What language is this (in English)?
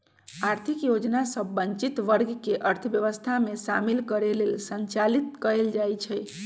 Magahi